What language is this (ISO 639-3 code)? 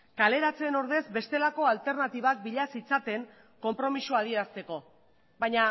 eus